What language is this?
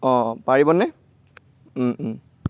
Assamese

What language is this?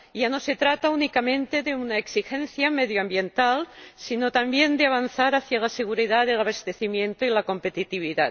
Spanish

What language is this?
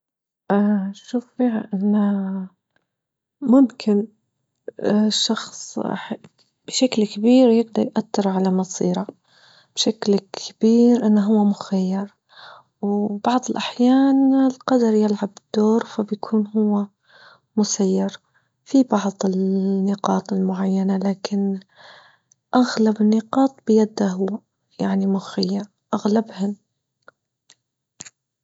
Libyan Arabic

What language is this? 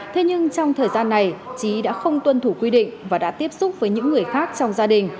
Vietnamese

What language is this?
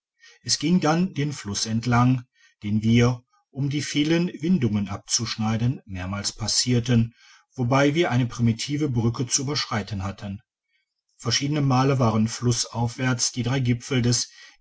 German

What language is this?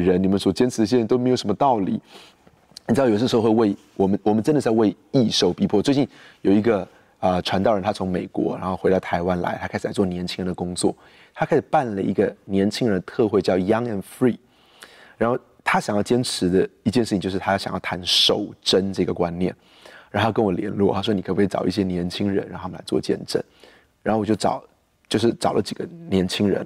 Chinese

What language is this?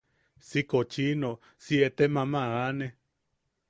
Yaqui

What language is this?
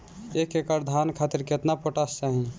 Bhojpuri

